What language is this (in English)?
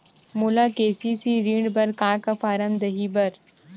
Chhattisgarhi